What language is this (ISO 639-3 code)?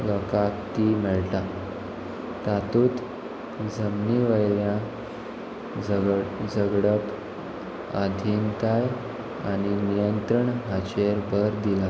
kok